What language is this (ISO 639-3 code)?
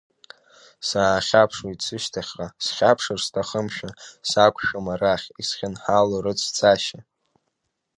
abk